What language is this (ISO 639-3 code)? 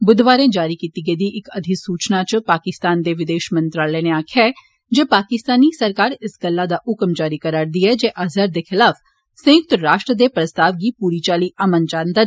doi